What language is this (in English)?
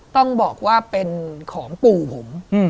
Thai